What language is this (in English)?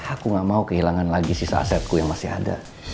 Indonesian